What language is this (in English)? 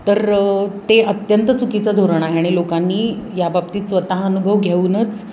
Marathi